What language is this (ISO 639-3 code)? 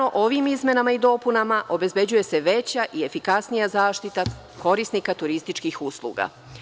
srp